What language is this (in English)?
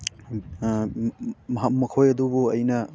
Manipuri